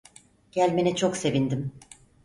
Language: Turkish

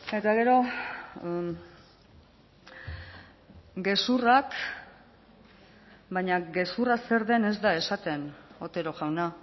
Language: Basque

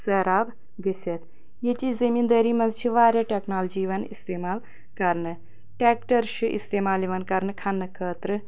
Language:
Kashmiri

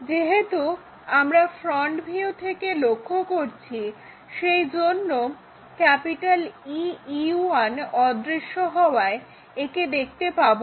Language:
Bangla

